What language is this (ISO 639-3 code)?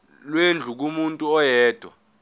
zul